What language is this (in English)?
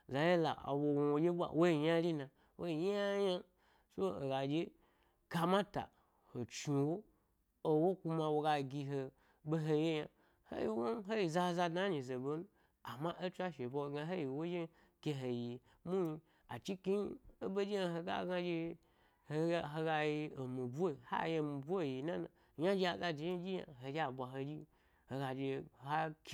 Gbari